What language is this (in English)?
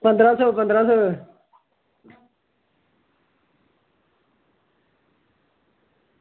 Dogri